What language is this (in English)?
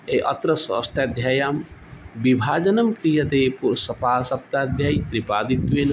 Sanskrit